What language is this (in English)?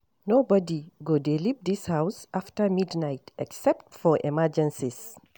Nigerian Pidgin